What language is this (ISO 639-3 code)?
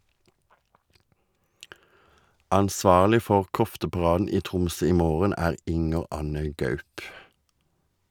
nor